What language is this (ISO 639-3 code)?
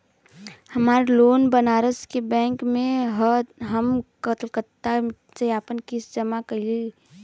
bho